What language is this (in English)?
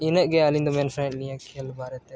Santali